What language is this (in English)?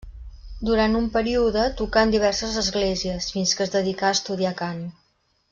Catalan